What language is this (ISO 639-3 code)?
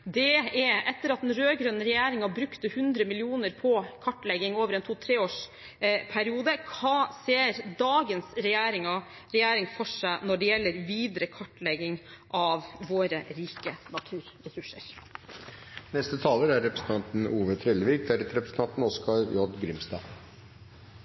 nor